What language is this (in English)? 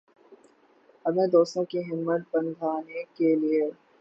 Urdu